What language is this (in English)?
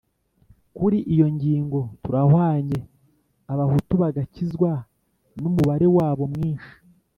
Kinyarwanda